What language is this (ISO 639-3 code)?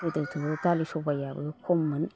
brx